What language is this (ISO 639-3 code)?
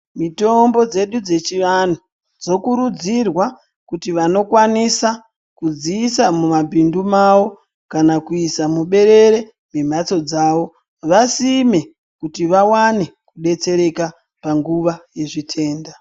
ndc